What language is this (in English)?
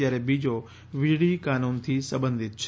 Gujarati